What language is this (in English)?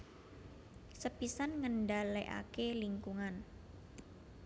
Javanese